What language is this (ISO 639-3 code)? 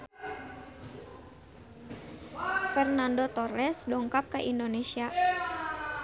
sun